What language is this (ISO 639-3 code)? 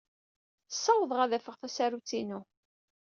kab